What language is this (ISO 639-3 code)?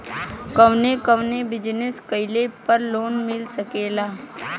bho